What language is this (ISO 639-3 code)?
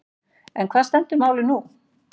isl